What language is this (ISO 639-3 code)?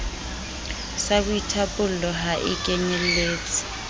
sot